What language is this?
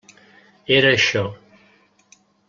Catalan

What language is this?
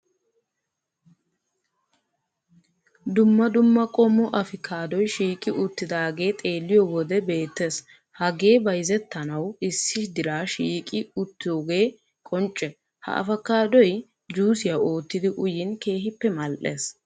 Wolaytta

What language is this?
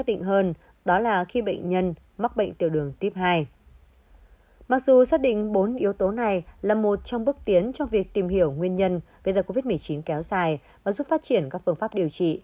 Vietnamese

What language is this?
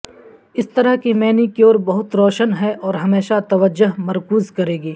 Urdu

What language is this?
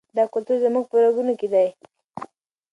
Pashto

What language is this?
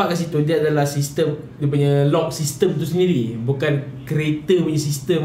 Malay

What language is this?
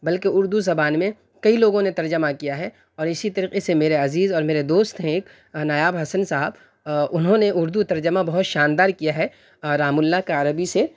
Urdu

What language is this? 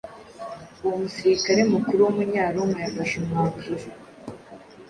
Kinyarwanda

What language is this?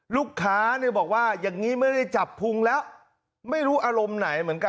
Thai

